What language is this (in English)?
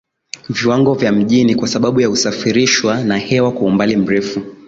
Swahili